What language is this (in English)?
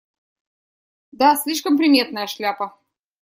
Russian